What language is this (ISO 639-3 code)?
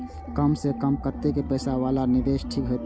mai